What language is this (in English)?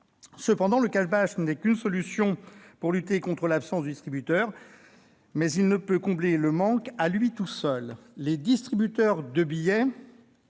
French